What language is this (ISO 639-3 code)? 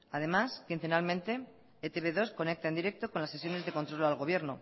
spa